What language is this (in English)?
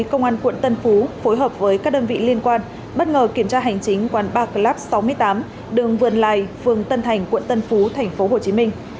Vietnamese